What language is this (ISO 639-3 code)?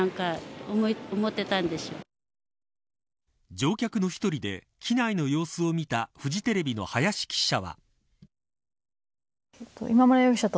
jpn